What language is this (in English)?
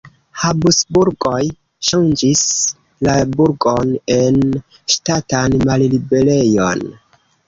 Esperanto